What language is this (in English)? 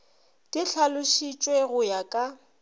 Northern Sotho